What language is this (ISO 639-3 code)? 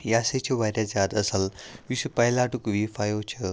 kas